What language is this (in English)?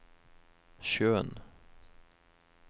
Norwegian